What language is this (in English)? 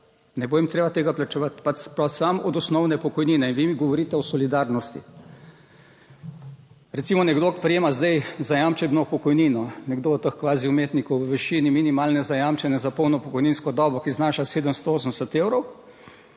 Slovenian